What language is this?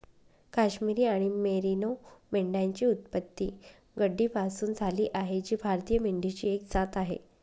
Marathi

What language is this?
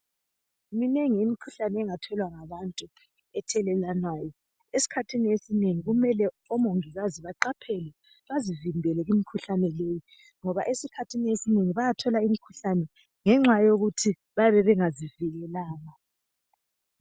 North Ndebele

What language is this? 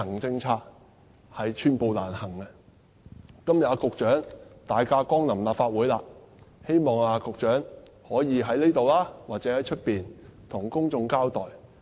Cantonese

